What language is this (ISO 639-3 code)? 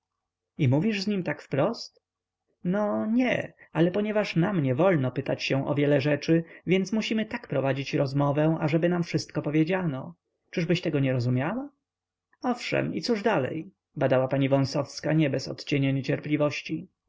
pol